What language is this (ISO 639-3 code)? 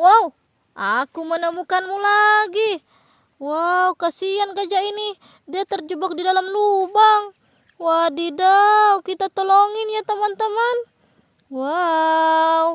ind